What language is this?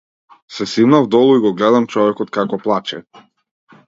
Macedonian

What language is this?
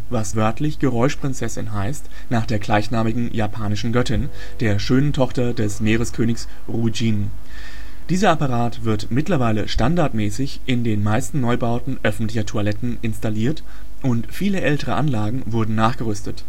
German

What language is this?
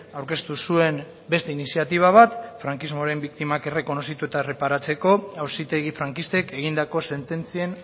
Basque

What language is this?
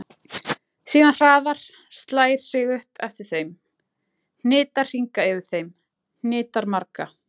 Icelandic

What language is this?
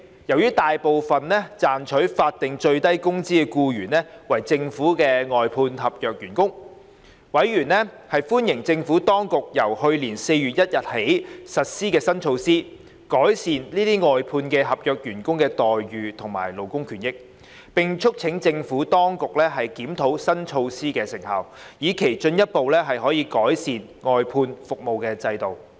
Cantonese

